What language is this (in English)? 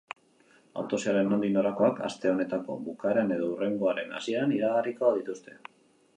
Basque